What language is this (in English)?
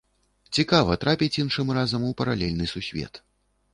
Belarusian